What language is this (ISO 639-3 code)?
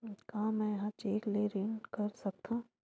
hne